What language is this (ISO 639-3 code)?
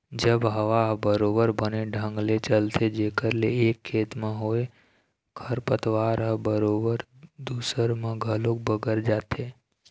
hne